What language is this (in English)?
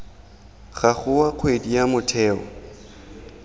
Tswana